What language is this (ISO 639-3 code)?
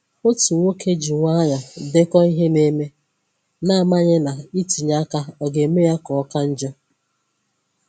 ibo